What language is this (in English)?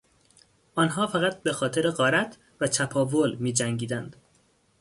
Persian